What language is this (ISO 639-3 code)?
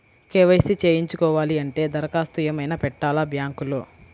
tel